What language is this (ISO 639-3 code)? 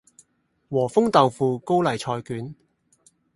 yue